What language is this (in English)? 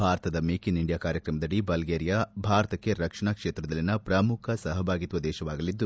Kannada